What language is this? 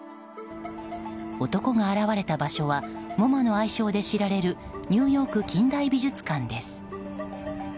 Japanese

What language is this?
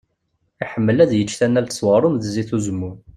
Kabyle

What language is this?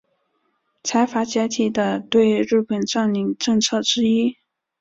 Chinese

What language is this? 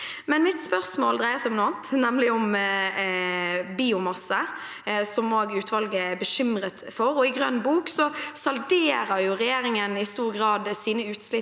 Norwegian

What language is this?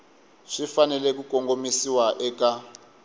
Tsonga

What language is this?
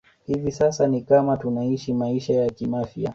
Swahili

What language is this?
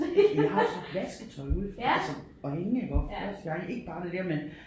Danish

